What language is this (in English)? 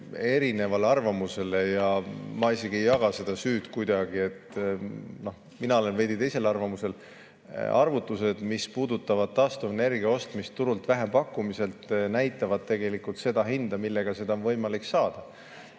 Estonian